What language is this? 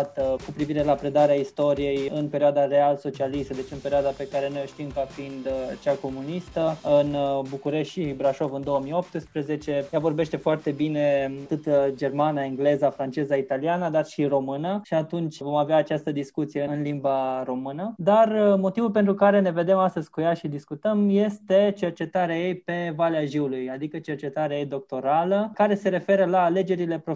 Romanian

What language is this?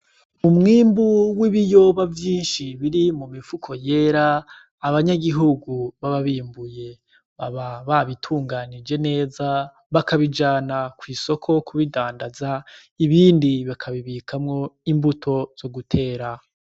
Rundi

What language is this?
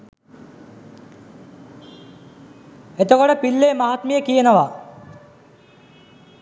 Sinhala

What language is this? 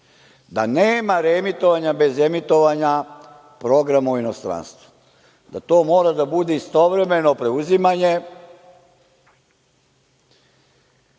Serbian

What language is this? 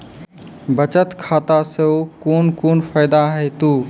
Maithili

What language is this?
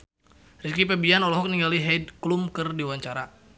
Sundanese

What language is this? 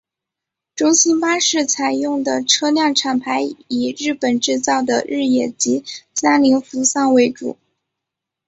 Chinese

